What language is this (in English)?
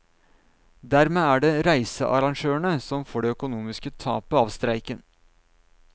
Norwegian